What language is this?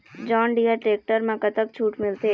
Chhattisgarhi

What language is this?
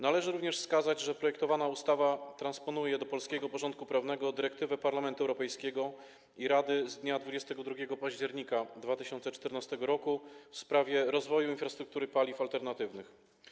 Polish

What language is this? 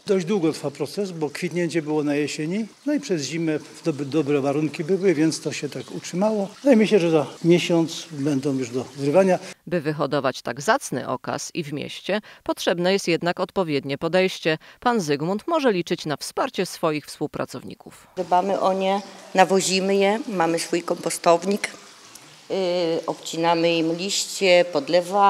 Polish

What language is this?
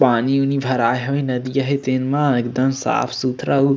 Chhattisgarhi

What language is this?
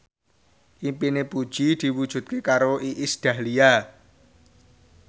Javanese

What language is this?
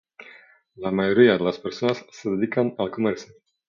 Spanish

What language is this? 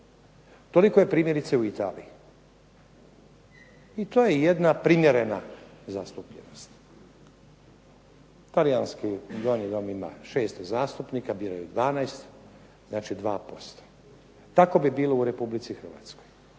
Croatian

